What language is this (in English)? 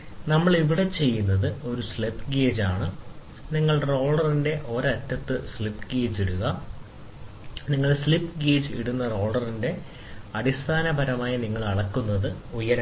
Malayalam